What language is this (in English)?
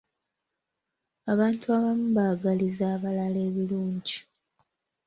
Ganda